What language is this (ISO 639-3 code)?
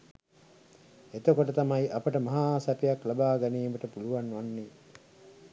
sin